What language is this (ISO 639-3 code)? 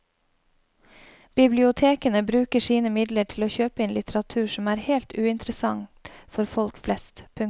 nor